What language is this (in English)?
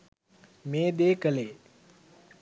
Sinhala